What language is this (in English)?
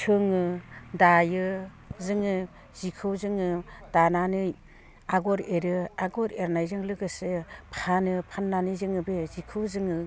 Bodo